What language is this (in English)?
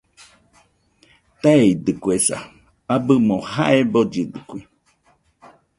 Nüpode Huitoto